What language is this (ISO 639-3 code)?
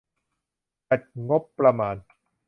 tha